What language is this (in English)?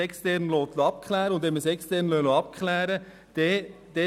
Swiss German